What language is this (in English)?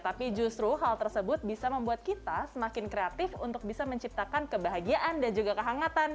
Indonesian